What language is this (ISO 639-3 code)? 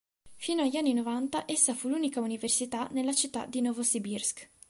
ita